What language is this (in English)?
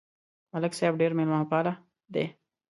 Pashto